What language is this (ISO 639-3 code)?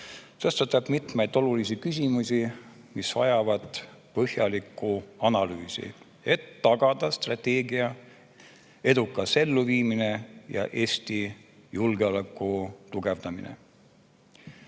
est